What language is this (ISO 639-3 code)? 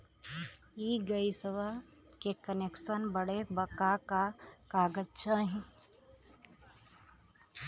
bho